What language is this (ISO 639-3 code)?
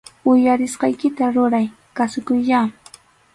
qxu